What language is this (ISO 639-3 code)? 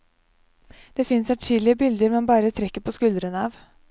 nor